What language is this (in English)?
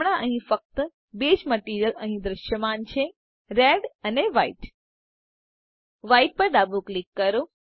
Gujarati